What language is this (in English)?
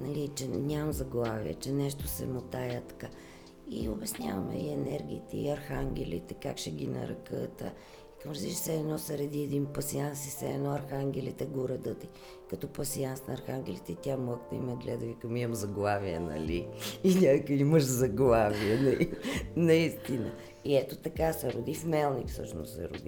Bulgarian